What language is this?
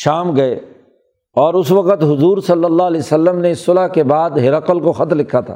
Urdu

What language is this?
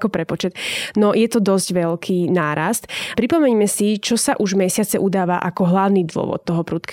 Slovak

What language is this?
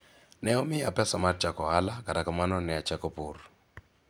Luo (Kenya and Tanzania)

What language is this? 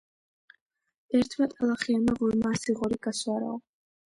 Georgian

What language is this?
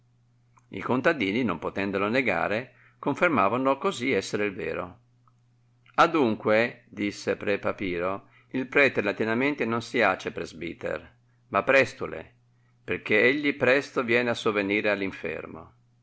Italian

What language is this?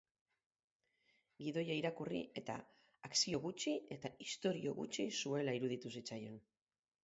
Basque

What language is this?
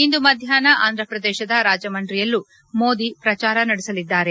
Kannada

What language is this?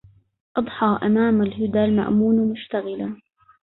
Arabic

